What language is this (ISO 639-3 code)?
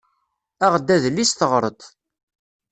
kab